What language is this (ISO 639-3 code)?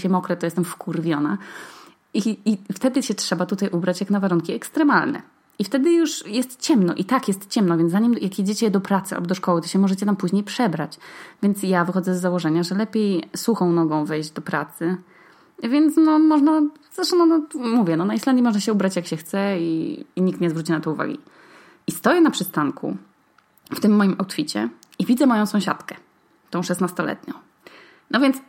pol